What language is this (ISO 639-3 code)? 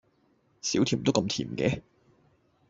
yue